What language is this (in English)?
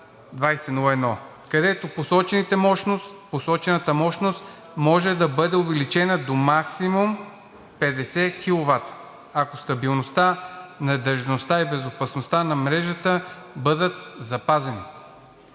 Bulgarian